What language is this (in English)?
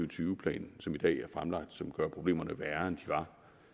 Danish